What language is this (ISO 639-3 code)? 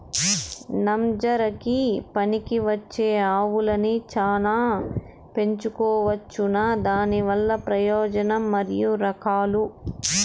tel